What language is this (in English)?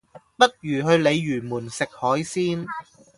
Cantonese